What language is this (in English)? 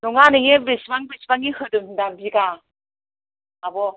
Bodo